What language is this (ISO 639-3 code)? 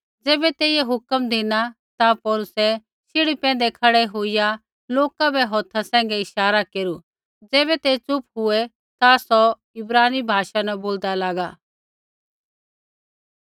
kfx